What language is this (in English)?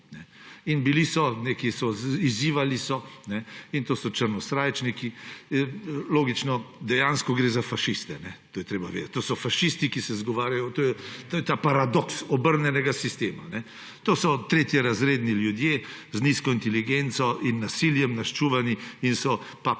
Slovenian